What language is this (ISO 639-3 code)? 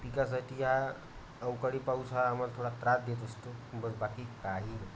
mar